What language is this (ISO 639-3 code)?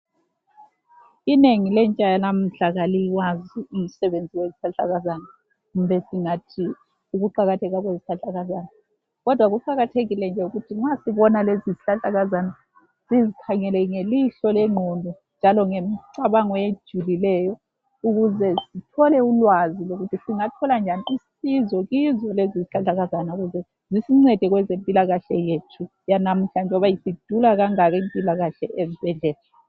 nde